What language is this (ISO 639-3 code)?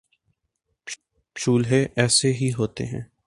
urd